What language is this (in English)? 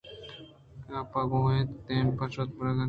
Eastern Balochi